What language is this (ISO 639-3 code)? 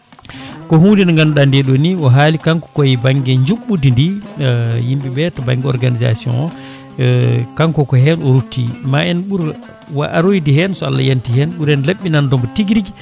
ful